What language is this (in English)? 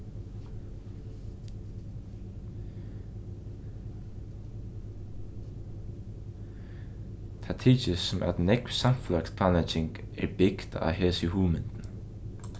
Faroese